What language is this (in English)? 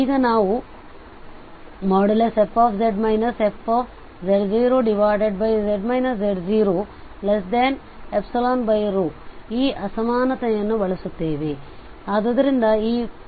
Kannada